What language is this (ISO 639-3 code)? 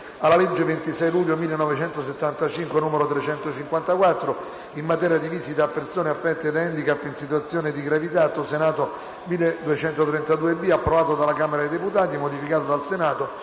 ita